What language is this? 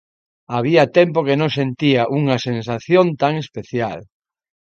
Galician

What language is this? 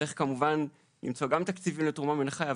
Hebrew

